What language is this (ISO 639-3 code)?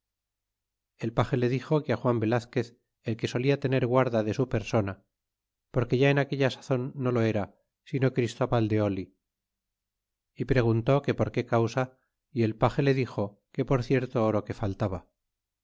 spa